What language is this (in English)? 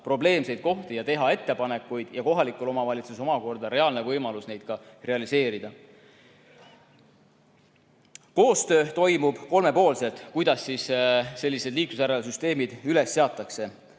Estonian